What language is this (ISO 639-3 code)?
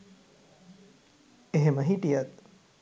sin